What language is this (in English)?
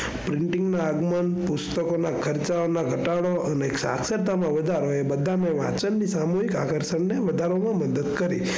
Gujarati